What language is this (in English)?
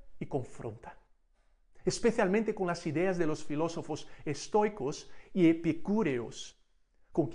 Spanish